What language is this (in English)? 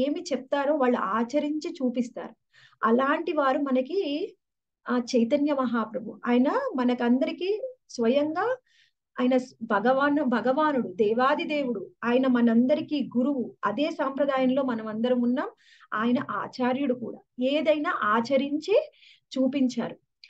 Hindi